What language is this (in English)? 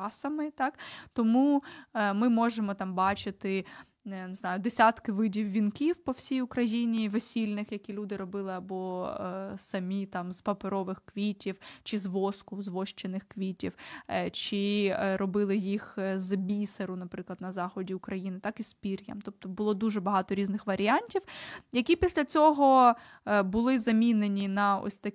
Ukrainian